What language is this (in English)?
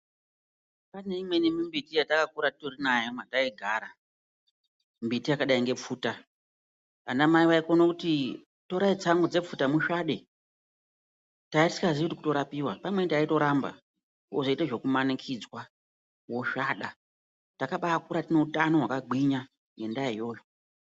Ndau